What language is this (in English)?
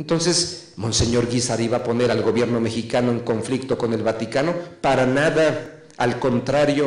Spanish